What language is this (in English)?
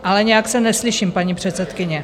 Czech